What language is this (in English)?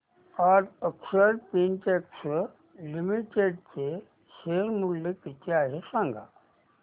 Marathi